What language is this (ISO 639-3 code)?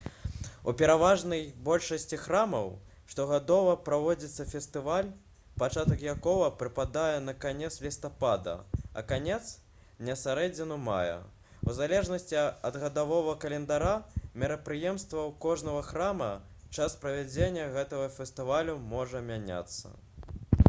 bel